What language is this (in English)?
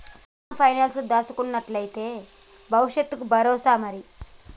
Telugu